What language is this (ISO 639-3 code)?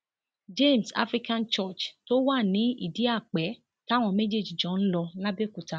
yor